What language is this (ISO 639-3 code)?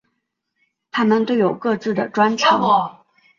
zho